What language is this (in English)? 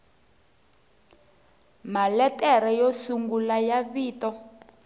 Tsonga